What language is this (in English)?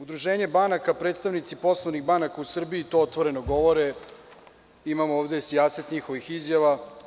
Serbian